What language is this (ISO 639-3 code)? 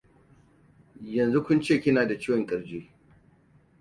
hau